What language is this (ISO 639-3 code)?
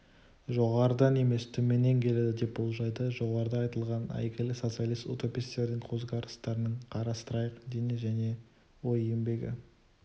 kaz